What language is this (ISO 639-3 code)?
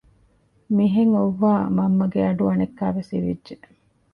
div